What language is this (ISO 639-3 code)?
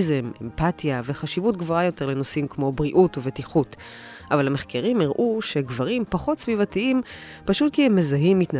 heb